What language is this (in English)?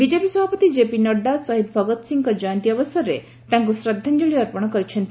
Odia